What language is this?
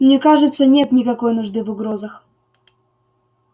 Russian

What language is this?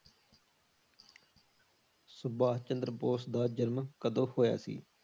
Punjabi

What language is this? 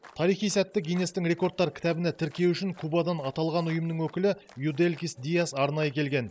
Kazakh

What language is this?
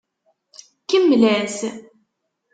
Kabyle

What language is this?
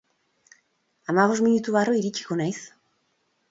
Basque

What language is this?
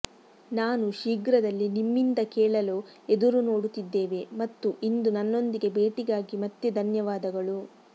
Kannada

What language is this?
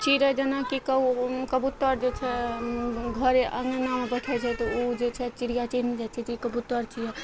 Maithili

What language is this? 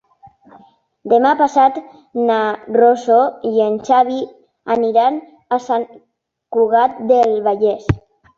Catalan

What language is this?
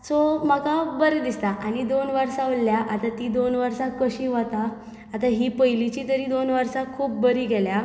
Konkani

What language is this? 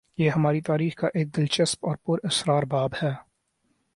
Urdu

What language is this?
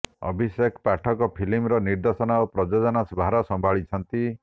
Odia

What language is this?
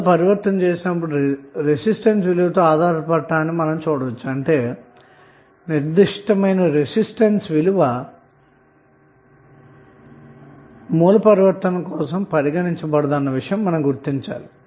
Telugu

